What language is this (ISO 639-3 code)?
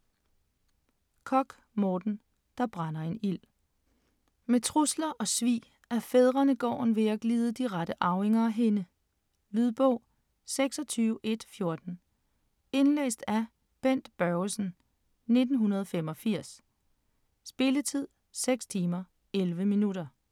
dan